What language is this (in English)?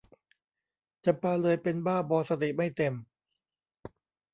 Thai